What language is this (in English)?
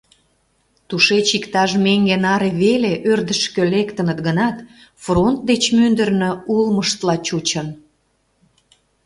Mari